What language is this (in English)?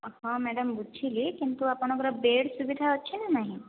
Odia